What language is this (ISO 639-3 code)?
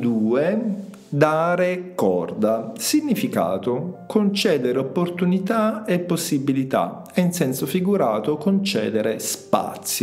ita